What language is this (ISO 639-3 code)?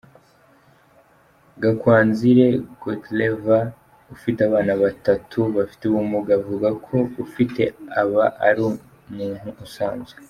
kin